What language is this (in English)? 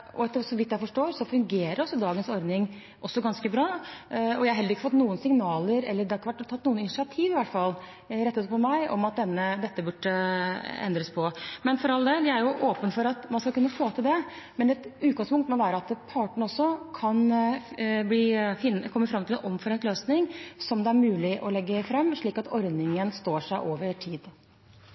Norwegian Bokmål